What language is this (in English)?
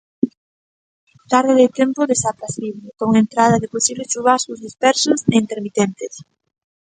Galician